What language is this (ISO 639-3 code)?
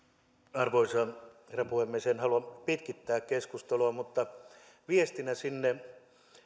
fin